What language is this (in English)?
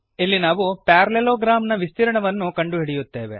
Kannada